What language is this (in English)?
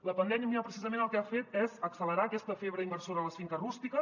Catalan